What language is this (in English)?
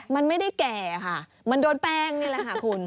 Thai